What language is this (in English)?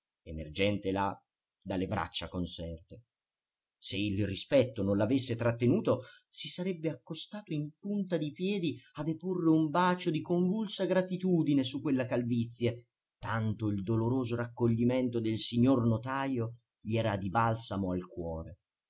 Italian